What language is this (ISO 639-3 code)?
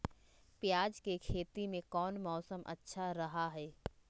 mag